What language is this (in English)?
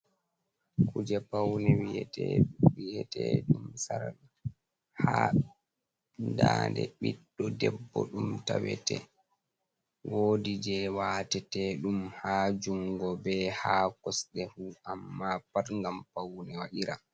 Fula